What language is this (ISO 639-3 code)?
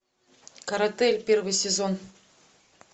rus